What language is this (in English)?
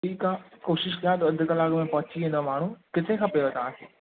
Sindhi